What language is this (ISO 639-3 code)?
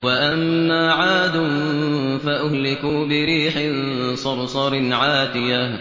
ara